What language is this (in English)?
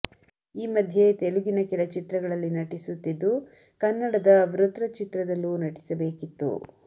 Kannada